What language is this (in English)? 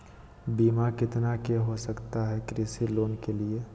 Magahi